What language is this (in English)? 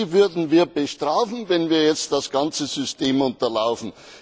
German